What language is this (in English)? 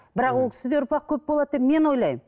Kazakh